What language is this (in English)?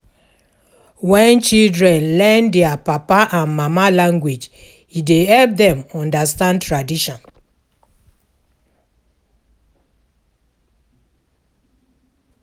Nigerian Pidgin